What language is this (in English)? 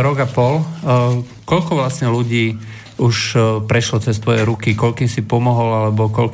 Slovak